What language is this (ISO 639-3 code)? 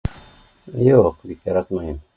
bak